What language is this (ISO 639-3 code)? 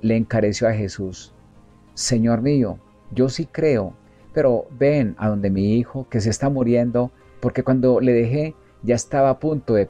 spa